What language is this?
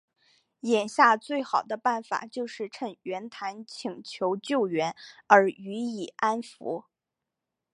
Chinese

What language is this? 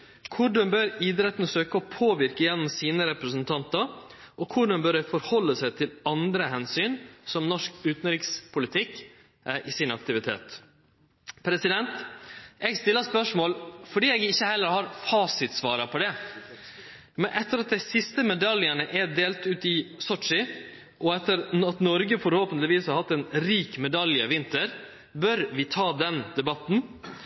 Norwegian Nynorsk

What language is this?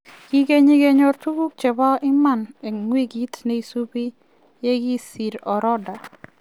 Kalenjin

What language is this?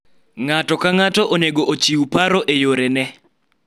Luo (Kenya and Tanzania)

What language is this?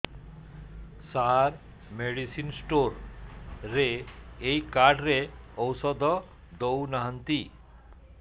Odia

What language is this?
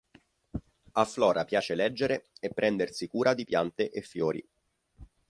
Italian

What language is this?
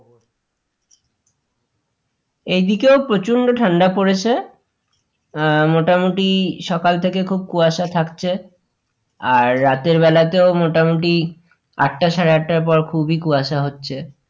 Bangla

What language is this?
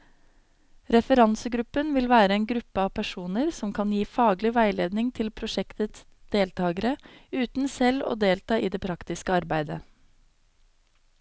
Norwegian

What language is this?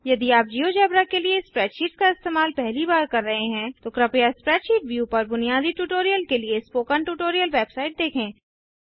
Hindi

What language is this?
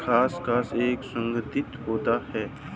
Hindi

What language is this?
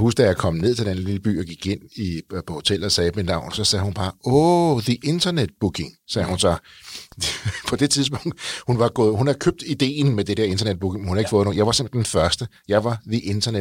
Danish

